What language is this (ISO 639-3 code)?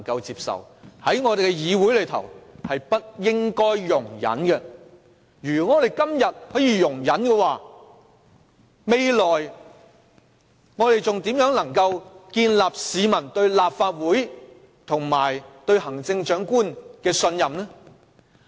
yue